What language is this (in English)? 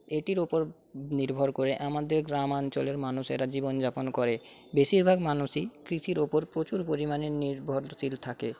Bangla